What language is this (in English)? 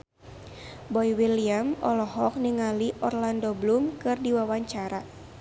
Sundanese